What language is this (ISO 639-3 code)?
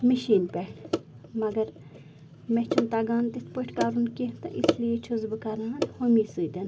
kas